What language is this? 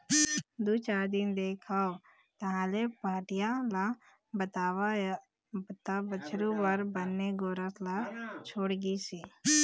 Chhattisgarhi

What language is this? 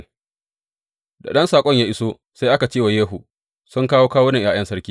Hausa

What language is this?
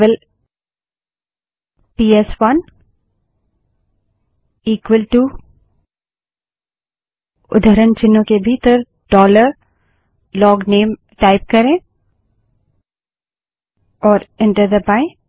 Hindi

